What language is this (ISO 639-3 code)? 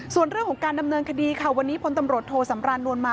tha